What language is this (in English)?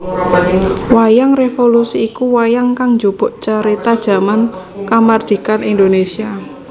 Javanese